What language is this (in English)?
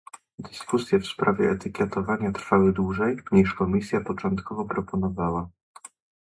Polish